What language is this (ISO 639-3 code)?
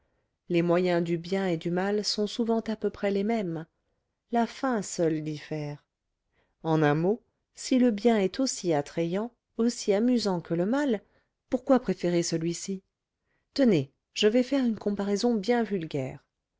fra